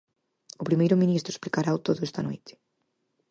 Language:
Galician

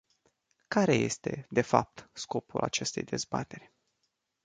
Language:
Romanian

